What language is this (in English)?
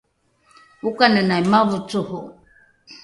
Rukai